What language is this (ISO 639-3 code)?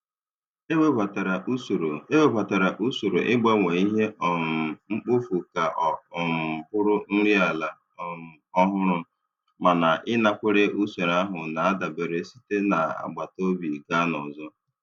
ibo